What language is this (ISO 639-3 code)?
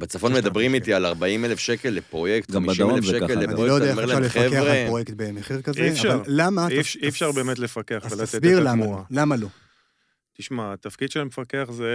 heb